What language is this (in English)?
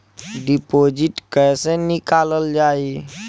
Bhojpuri